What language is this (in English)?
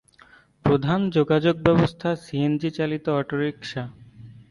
Bangla